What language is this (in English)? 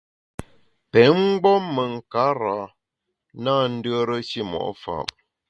Bamun